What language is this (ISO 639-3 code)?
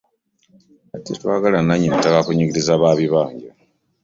lug